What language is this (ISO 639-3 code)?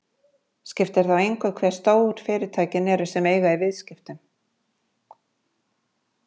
isl